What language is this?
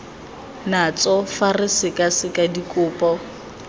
Tswana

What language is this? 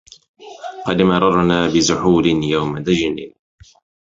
Arabic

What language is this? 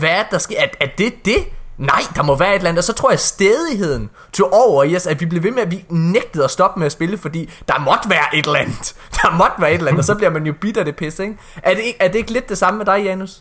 Danish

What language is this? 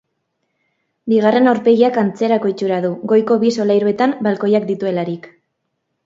Basque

